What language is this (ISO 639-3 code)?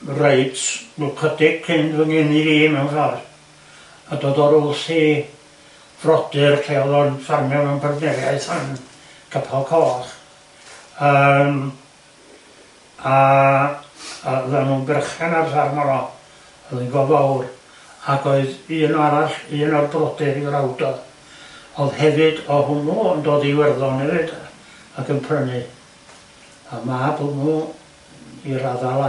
cym